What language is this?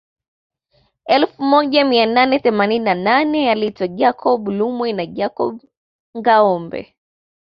Swahili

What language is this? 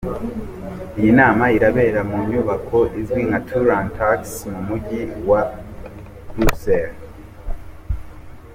Kinyarwanda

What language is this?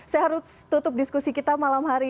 Indonesian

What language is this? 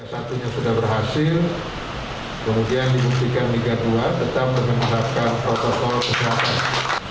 Indonesian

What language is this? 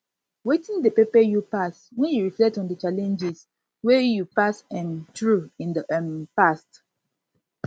Nigerian Pidgin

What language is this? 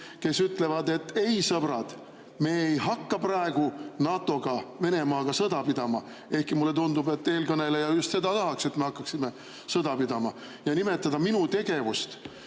Estonian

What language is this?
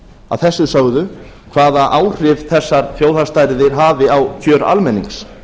Icelandic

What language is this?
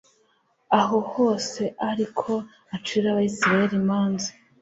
Kinyarwanda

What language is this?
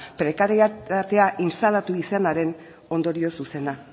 Basque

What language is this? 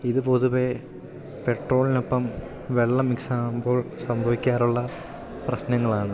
Malayalam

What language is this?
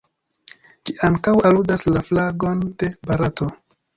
Esperanto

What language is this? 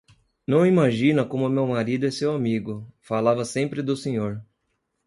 Portuguese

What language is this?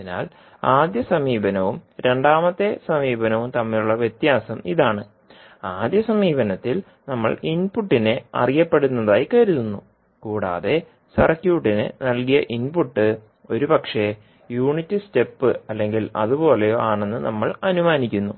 Malayalam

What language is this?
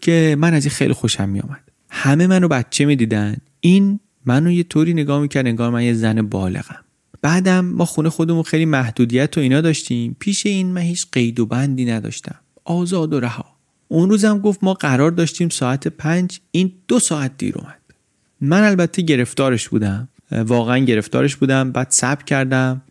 Persian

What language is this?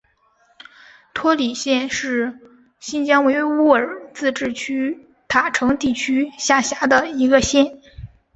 Chinese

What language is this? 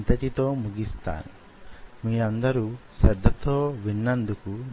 Telugu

